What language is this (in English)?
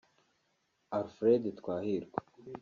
Kinyarwanda